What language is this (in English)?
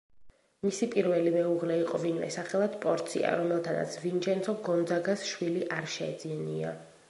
Georgian